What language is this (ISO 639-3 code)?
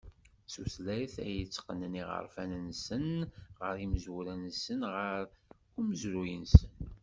kab